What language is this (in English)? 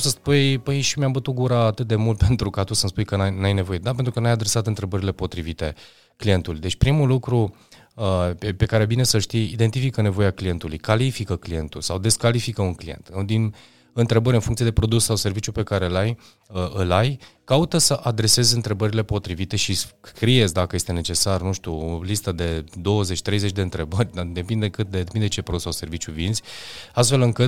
Romanian